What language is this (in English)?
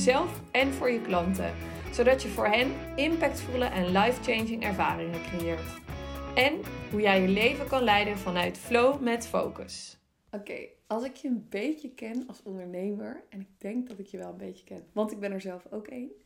Dutch